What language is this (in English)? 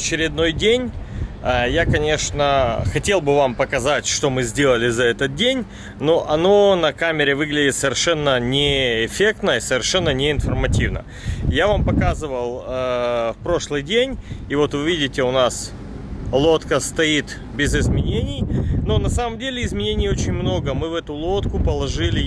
Russian